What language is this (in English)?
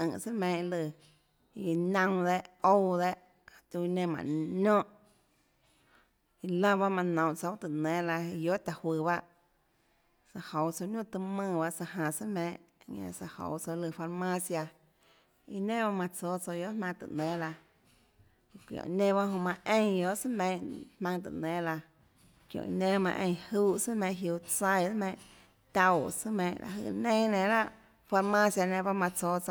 Tlacoatzintepec Chinantec